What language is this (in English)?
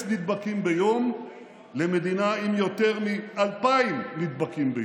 Hebrew